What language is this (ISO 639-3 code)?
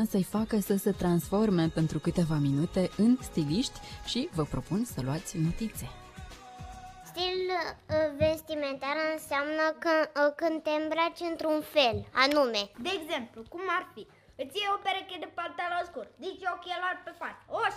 ron